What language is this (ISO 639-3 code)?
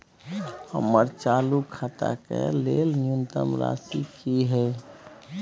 mai